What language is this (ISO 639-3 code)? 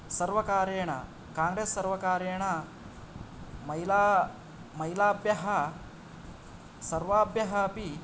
san